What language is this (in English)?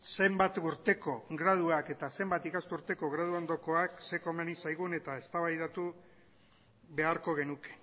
Basque